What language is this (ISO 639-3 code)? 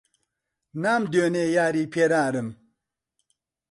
ckb